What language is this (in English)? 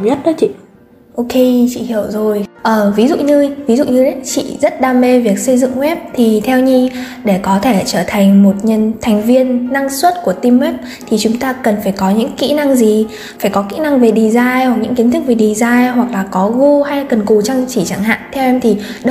Vietnamese